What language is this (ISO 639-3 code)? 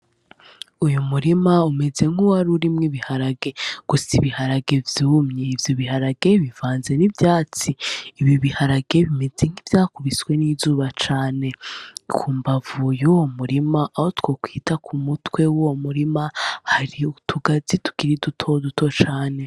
run